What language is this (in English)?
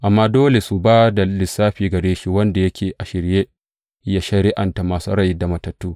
Hausa